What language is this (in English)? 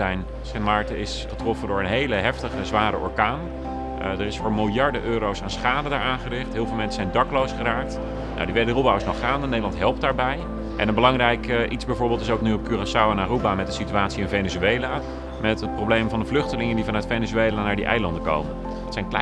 Dutch